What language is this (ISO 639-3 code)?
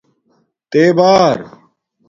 dmk